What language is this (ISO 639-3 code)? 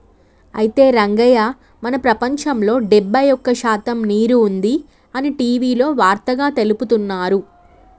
tel